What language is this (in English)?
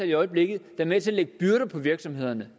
Danish